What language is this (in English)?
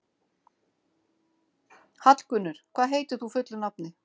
Icelandic